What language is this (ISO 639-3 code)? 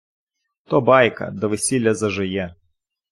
ukr